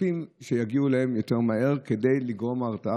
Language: Hebrew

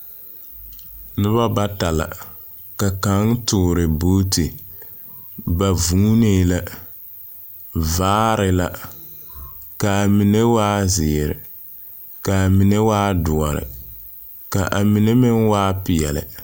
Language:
Southern Dagaare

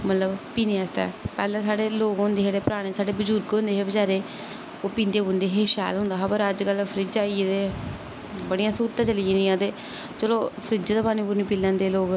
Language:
Dogri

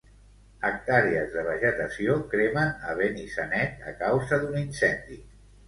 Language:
Catalan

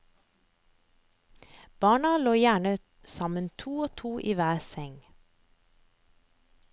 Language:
Norwegian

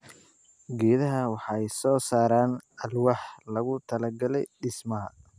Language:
Somali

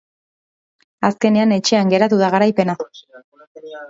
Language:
Basque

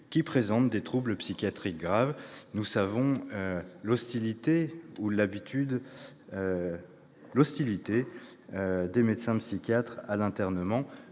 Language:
French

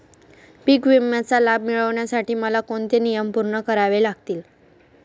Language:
Marathi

